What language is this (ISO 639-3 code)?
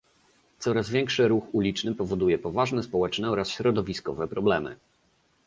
pol